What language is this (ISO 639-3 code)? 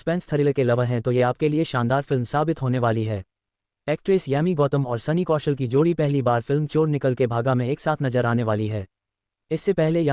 hin